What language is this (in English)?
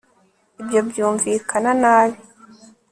Kinyarwanda